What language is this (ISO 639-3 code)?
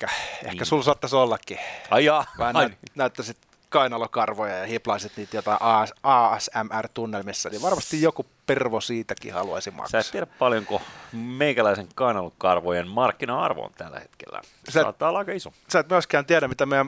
fin